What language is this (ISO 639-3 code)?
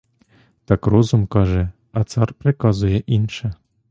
ukr